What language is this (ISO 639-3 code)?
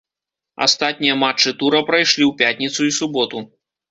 bel